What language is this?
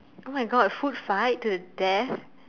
English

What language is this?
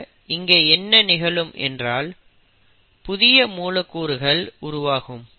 Tamil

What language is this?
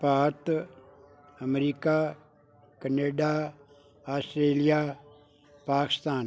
Punjabi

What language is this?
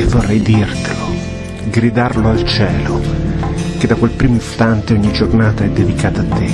Italian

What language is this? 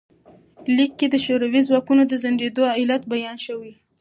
Pashto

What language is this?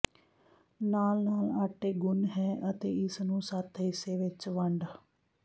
Punjabi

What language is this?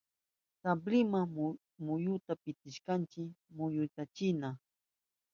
Southern Pastaza Quechua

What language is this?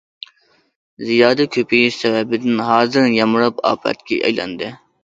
Uyghur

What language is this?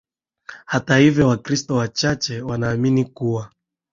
Swahili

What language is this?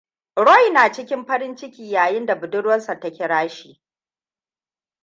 Hausa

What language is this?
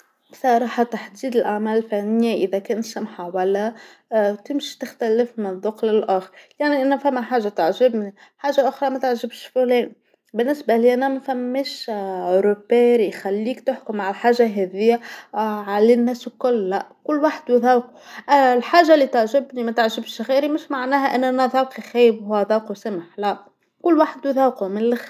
Tunisian Arabic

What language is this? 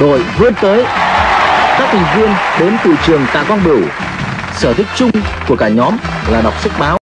Vietnamese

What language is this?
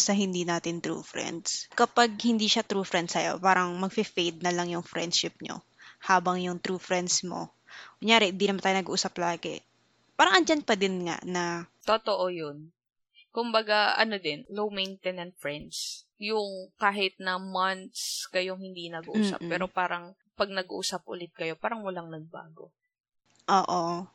Filipino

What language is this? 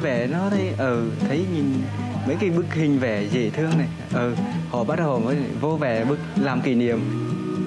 Vietnamese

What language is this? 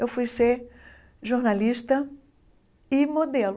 Portuguese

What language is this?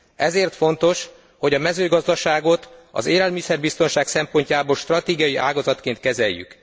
Hungarian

